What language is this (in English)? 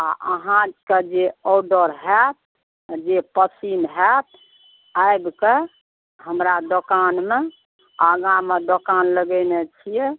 Maithili